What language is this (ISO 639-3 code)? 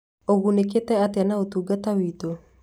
kik